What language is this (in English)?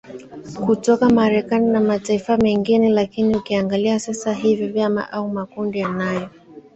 Swahili